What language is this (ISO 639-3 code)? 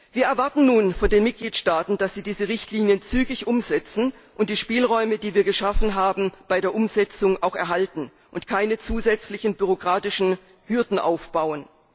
deu